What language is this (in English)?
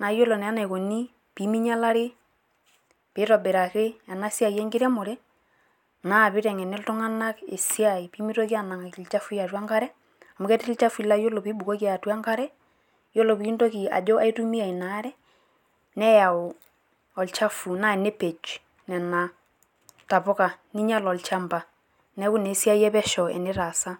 Masai